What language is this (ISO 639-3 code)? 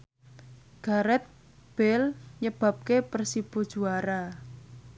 jav